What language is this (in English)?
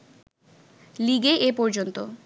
Bangla